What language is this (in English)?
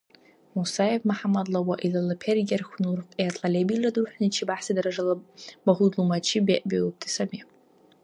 Dargwa